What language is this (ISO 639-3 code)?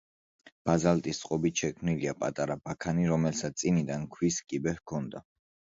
kat